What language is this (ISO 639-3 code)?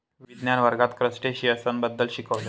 mar